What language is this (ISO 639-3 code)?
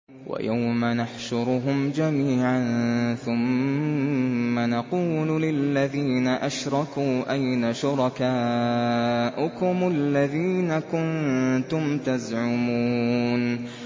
ara